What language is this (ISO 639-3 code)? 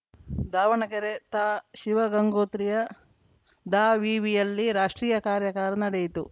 kan